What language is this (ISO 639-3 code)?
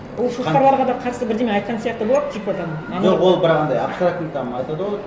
kaz